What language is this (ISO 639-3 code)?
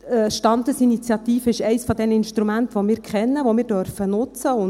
gsw